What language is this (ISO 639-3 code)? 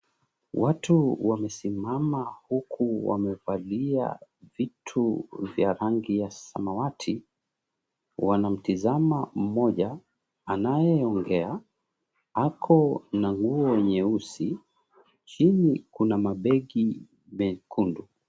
swa